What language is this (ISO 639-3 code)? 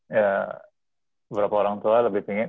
ind